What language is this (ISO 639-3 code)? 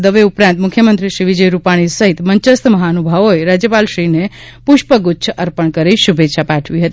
guj